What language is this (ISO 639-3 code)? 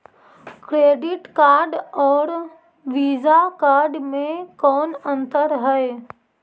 mag